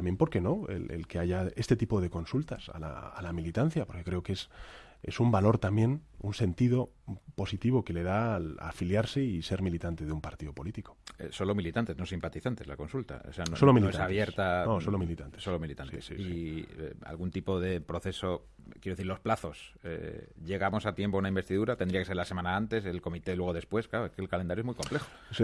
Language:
Spanish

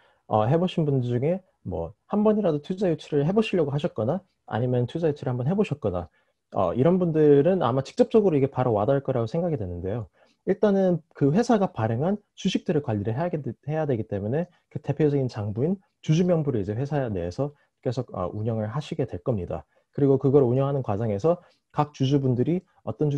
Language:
Korean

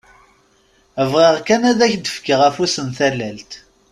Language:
Kabyle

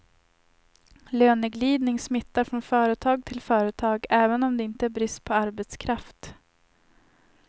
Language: Swedish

